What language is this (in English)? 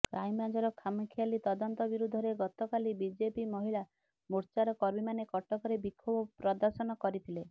Odia